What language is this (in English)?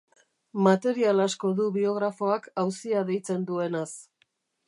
Basque